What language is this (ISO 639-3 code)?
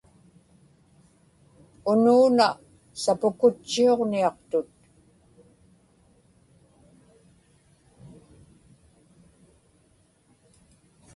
ipk